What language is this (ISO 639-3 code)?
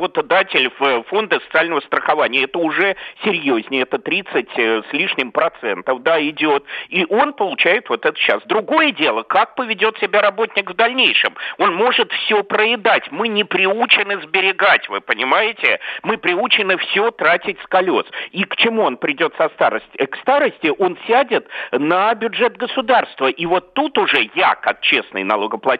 rus